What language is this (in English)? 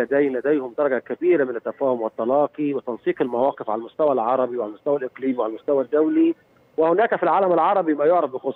Arabic